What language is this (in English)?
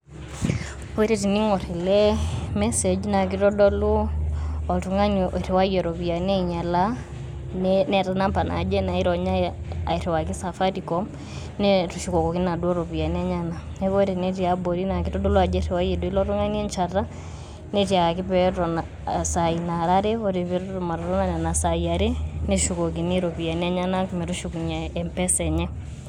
Masai